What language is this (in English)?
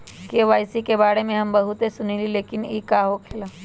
Magahi